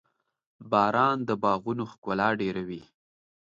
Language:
Pashto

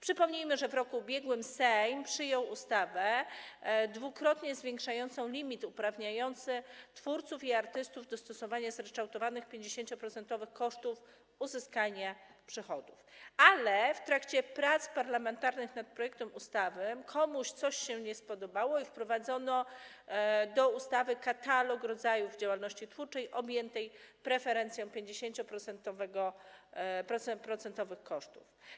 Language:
Polish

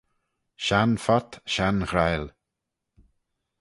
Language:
Manx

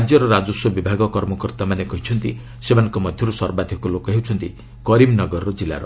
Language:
Odia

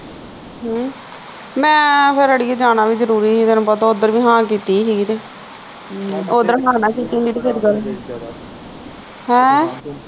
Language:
Punjabi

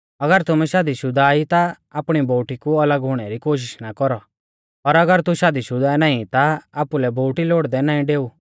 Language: Mahasu Pahari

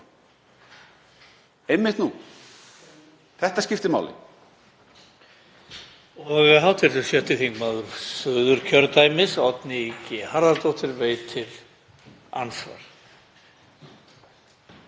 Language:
Icelandic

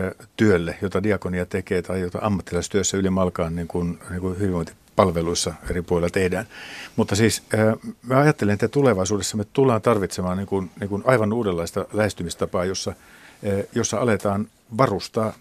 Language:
Finnish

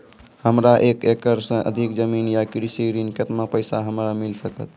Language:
Maithili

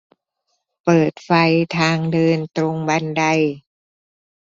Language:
Thai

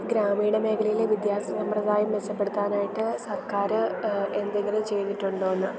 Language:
Malayalam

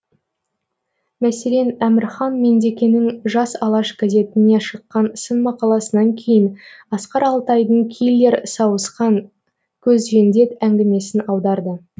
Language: Kazakh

